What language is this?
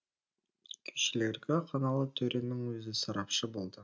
Kazakh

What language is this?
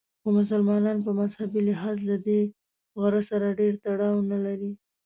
Pashto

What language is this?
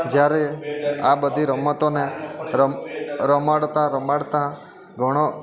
Gujarati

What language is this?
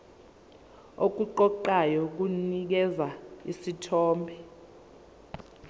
Zulu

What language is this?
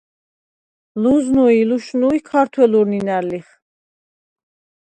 Svan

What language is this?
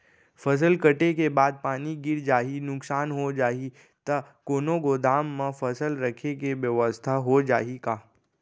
Chhattisgarhi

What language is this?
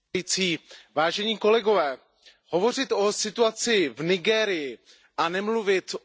Czech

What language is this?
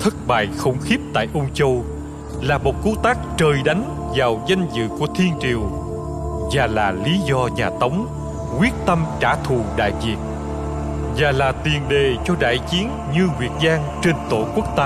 Vietnamese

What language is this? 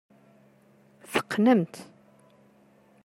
Kabyle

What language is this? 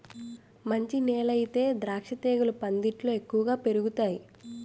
Telugu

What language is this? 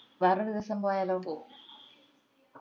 Malayalam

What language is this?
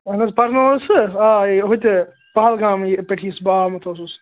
Kashmiri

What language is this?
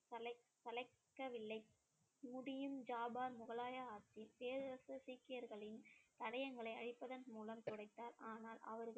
Tamil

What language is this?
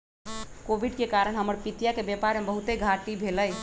Magahi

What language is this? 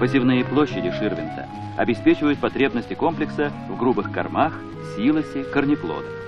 Russian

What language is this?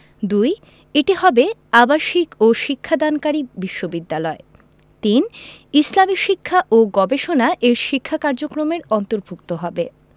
Bangla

